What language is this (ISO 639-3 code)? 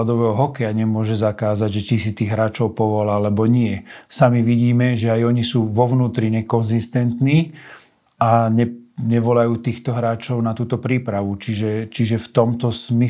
slk